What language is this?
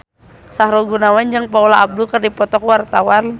Sundanese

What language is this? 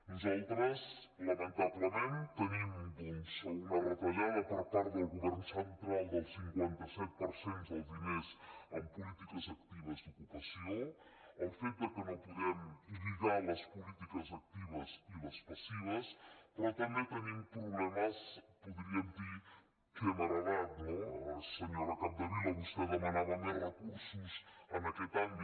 Catalan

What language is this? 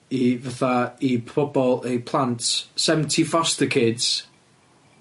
Welsh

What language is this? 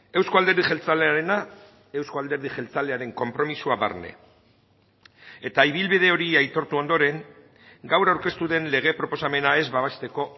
Basque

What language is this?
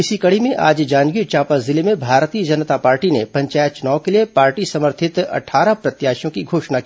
Hindi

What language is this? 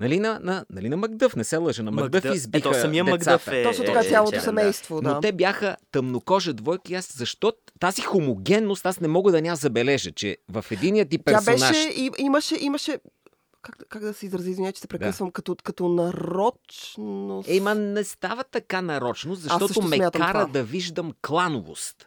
Bulgarian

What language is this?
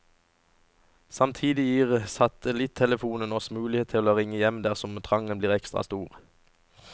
Norwegian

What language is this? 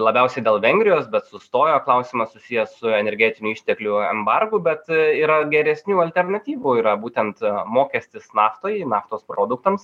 Lithuanian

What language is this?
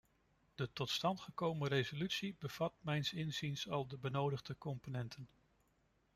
Dutch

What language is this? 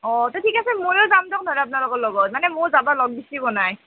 Assamese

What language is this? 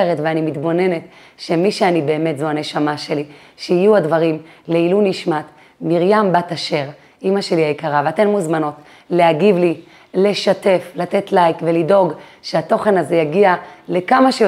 Hebrew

